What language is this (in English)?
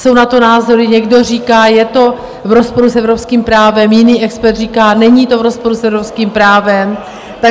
Czech